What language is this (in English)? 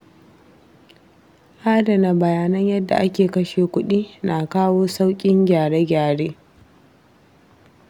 Hausa